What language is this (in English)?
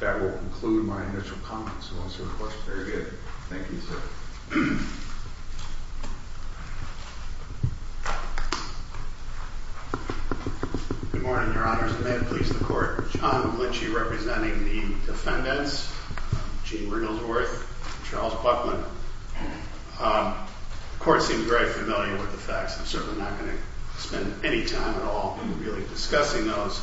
English